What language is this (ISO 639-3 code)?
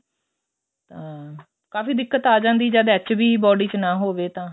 pan